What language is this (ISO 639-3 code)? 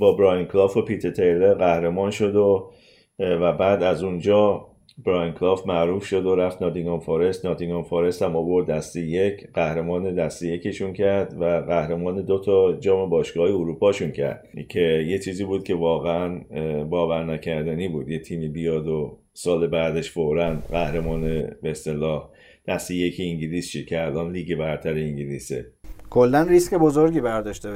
fas